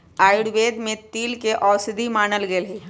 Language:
Magahi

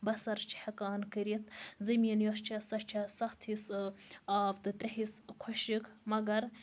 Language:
Kashmiri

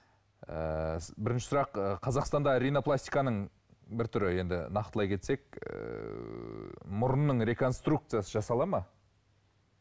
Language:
Kazakh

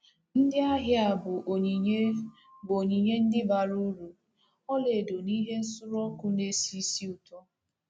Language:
Igbo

